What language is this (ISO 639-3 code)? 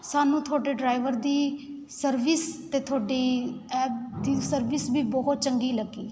pan